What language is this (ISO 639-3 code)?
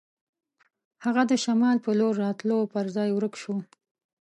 pus